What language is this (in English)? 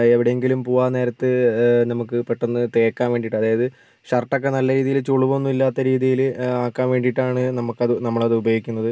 Malayalam